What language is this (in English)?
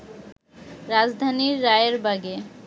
Bangla